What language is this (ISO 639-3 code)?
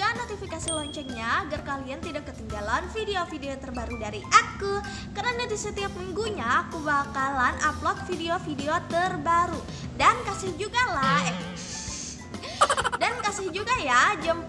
ind